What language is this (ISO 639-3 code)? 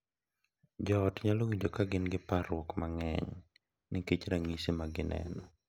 luo